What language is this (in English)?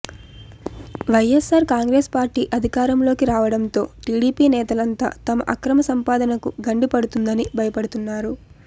Telugu